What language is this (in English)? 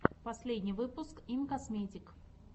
Russian